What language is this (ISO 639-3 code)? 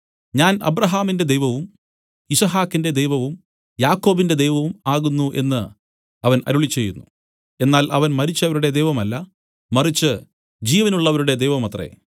mal